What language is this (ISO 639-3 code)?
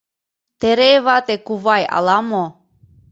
chm